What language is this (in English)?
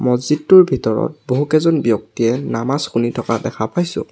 Assamese